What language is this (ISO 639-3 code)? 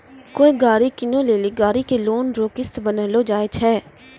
mai